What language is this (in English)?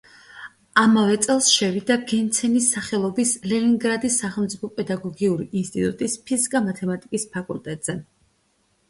Georgian